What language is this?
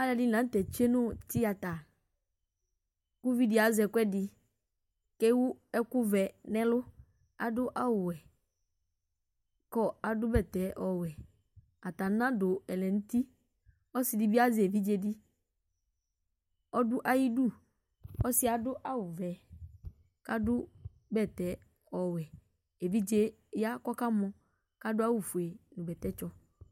Ikposo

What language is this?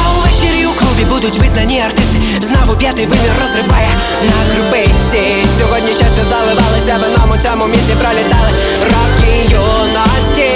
Ukrainian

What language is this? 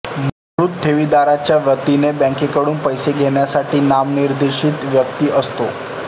Marathi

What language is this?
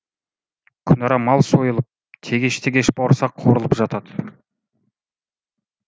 Kazakh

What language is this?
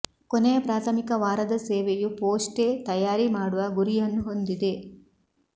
Kannada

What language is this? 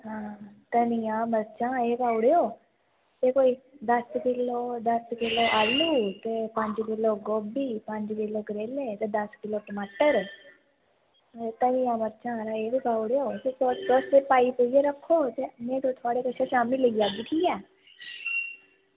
Dogri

